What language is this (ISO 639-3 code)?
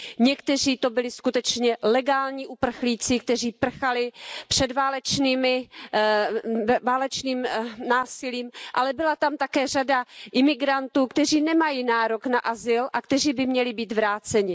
ces